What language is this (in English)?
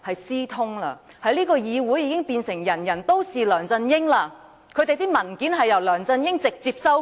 Cantonese